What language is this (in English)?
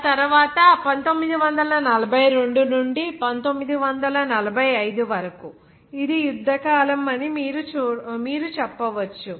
Telugu